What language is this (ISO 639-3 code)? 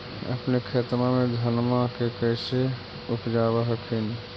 mag